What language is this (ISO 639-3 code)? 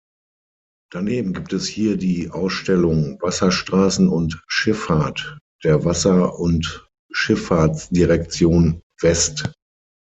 deu